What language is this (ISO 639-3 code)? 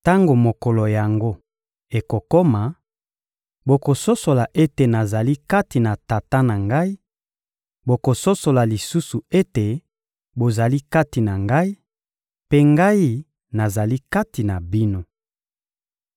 lin